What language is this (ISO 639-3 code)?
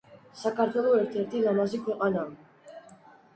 kat